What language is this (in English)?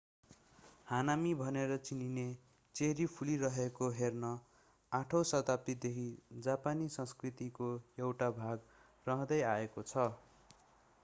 Nepali